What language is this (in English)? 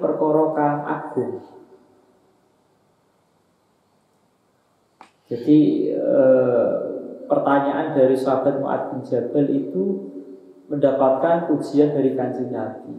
Indonesian